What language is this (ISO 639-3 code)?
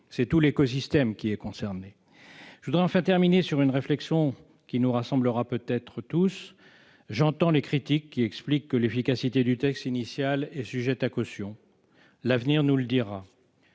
fra